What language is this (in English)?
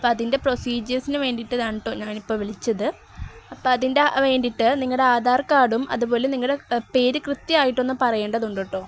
Malayalam